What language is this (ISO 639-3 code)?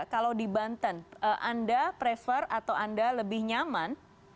ind